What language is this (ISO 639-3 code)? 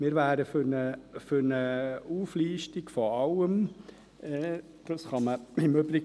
gsw